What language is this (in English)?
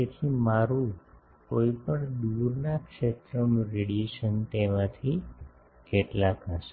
Gujarati